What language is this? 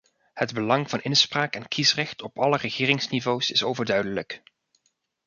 Dutch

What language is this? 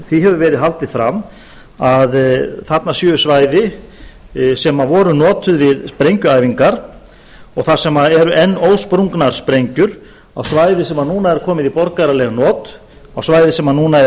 Icelandic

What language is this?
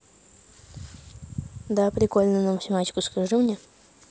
Russian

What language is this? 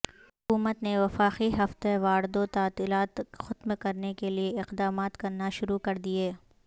Urdu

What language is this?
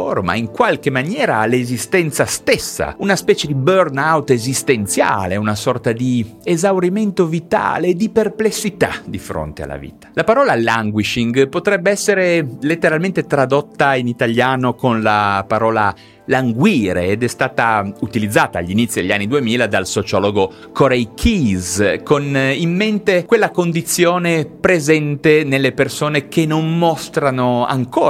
Italian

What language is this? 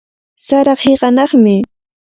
Cajatambo North Lima Quechua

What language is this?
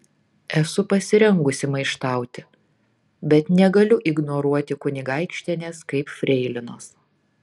Lithuanian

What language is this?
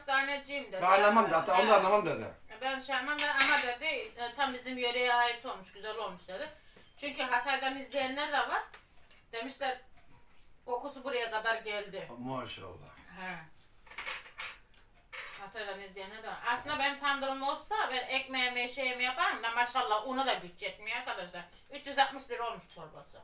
Turkish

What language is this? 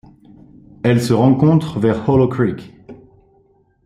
French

